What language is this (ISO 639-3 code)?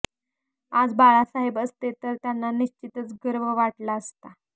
mar